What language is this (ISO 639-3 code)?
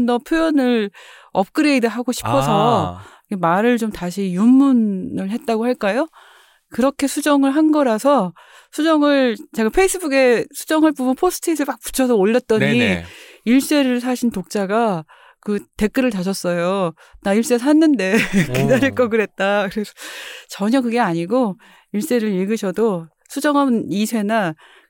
kor